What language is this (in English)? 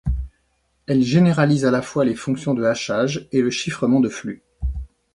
French